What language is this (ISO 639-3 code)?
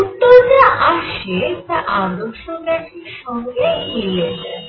ben